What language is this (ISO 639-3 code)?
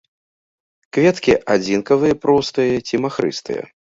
bel